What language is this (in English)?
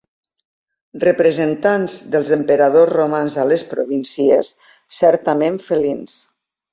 Catalan